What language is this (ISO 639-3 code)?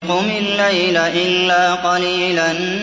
ara